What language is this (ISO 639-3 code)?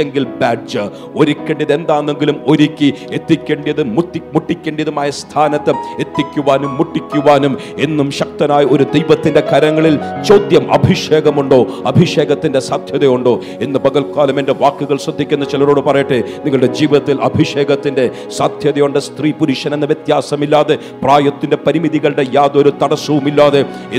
mal